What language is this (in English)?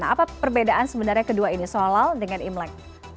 Indonesian